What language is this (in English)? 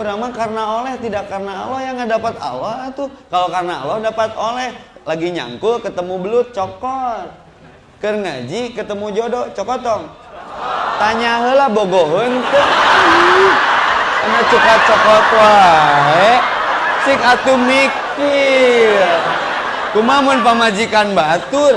Indonesian